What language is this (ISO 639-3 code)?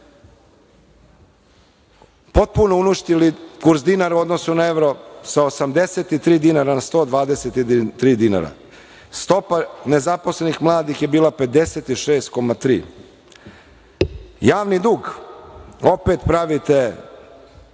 srp